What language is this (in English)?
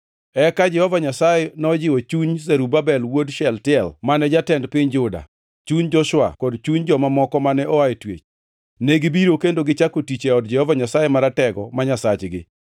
Luo (Kenya and Tanzania)